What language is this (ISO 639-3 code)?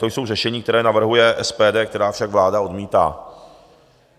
ces